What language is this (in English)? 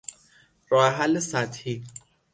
Persian